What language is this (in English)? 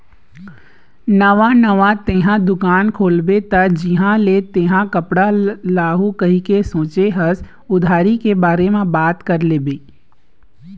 Chhattisgarhi